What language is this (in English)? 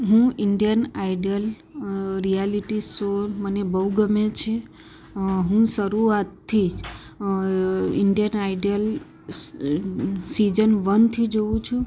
Gujarati